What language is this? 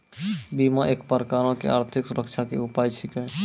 Maithili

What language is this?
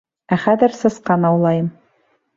Bashkir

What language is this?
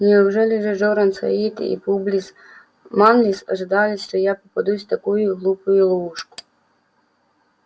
Russian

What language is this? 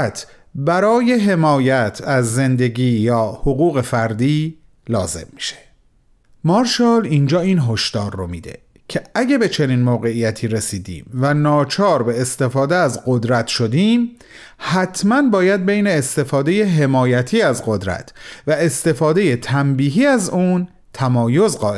Persian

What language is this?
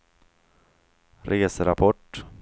Swedish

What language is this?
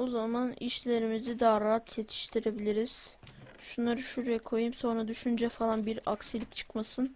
Turkish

